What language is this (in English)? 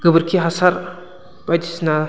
Bodo